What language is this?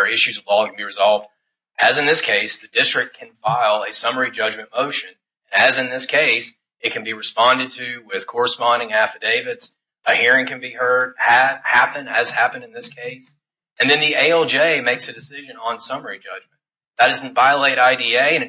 English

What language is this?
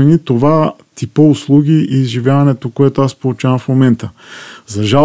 Bulgarian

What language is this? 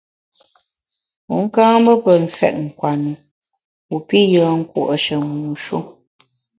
Bamun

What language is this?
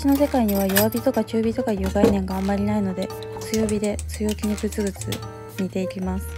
Japanese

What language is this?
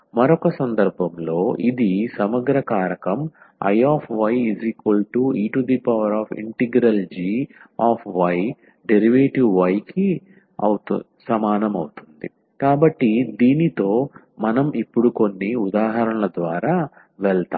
Telugu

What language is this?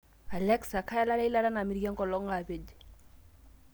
Masai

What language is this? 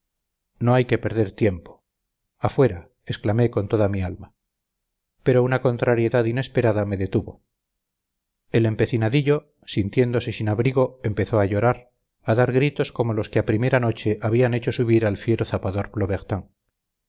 Spanish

